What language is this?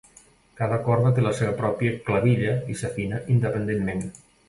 Catalan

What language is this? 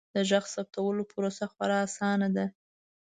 Pashto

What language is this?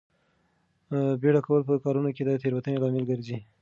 Pashto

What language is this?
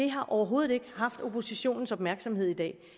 Danish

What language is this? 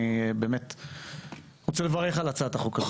Hebrew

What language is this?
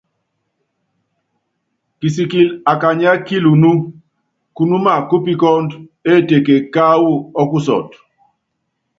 Yangben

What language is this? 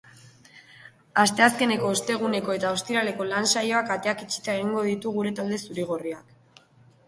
Basque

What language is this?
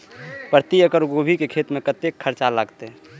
Maithili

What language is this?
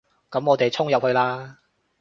Cantonese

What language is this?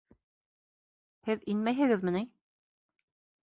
Bashkir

